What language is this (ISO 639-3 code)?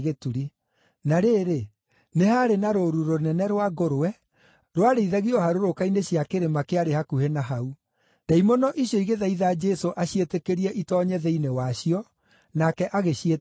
kik